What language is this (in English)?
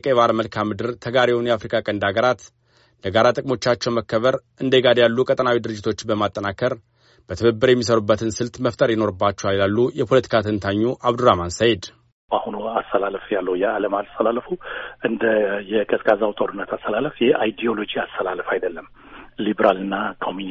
Amharic